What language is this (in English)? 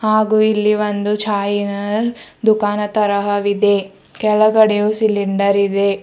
Kannada